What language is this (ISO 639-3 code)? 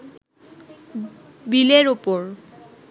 ben